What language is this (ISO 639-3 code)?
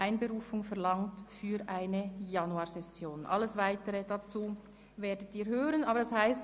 gsw